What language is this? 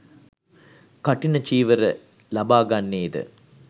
Sinhala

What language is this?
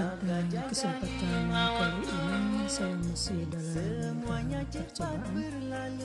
Malay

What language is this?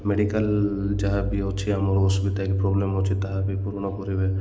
Odia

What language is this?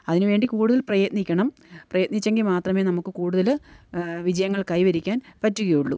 Malayalam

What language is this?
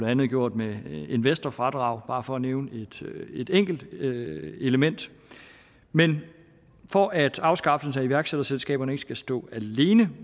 Danish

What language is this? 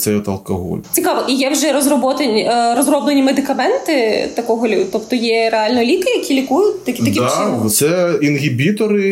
Ukrainian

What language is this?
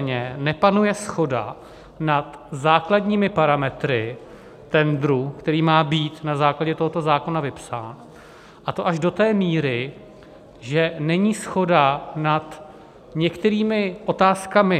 Czech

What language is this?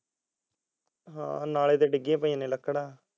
Punjabi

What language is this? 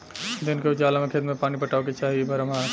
Bhojpuri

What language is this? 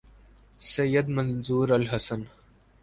Urdu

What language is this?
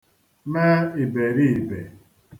Igbo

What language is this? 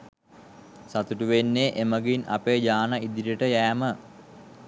Sinhala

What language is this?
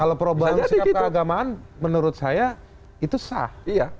Indonesian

